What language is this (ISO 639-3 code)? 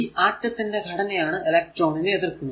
mal